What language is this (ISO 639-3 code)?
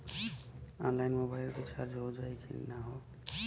bho